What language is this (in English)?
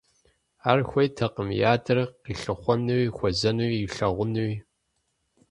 Kabardian